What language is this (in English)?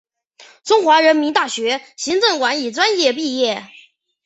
Chinese